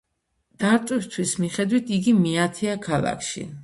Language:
Georgian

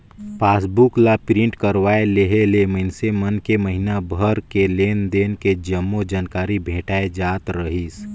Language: Chhattisgarhi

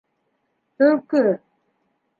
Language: Bashkir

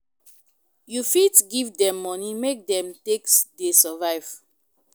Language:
Nigerian Pidgin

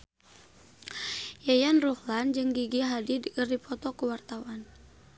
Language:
Sundanese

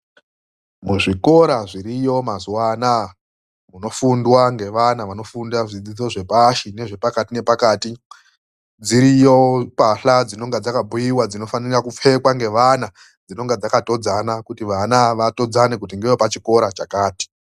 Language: Ndau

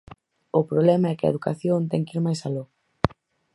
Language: Galician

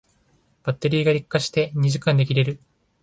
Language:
Japanese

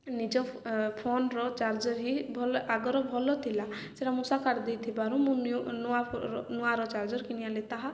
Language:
Odia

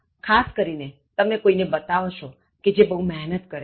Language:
Gujarati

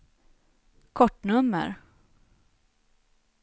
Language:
Swedish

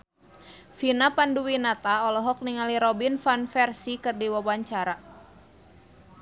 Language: Sundanese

